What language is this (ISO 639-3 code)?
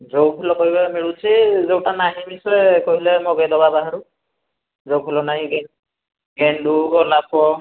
ori